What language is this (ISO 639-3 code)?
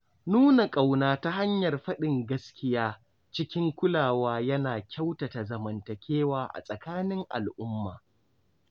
hau